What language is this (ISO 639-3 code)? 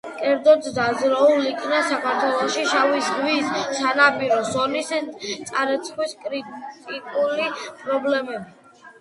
kat